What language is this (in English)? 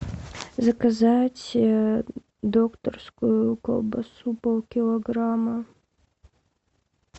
Russian